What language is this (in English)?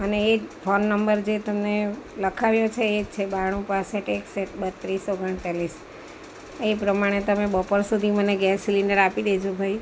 Gujarati